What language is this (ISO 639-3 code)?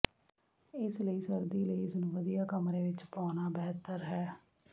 pan